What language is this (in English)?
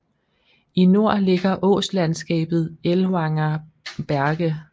Danish